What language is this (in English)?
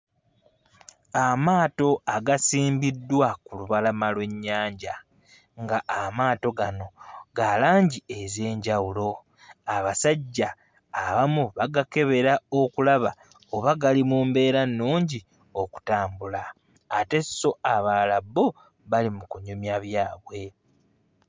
Ganda